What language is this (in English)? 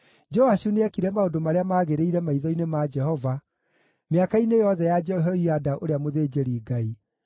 Kikuyu